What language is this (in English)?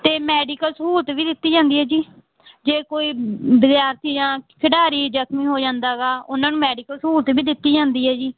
Punjabi